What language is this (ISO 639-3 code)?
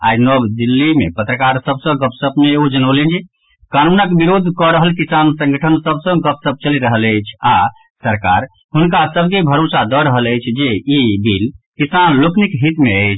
mai